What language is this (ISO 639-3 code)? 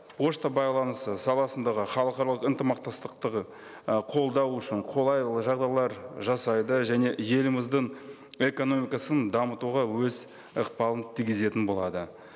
kaz